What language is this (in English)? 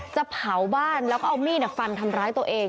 Thai